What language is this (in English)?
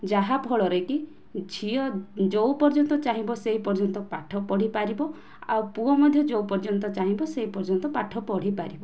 Odia